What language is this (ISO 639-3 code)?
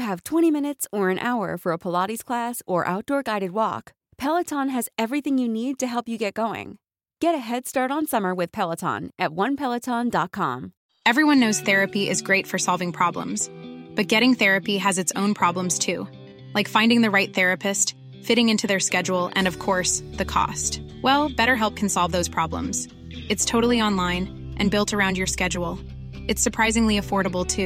fil